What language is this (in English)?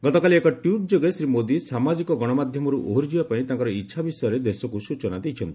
Odia